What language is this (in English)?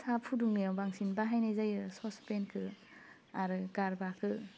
Bodo